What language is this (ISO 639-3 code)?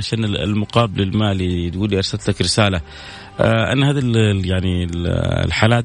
ara